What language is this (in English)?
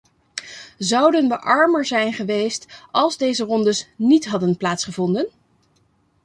Dutch